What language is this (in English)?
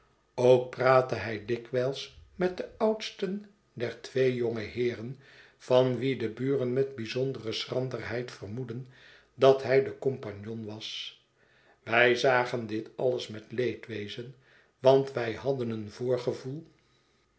Dutch